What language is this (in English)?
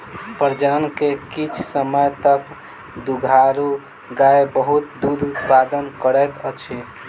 Maithili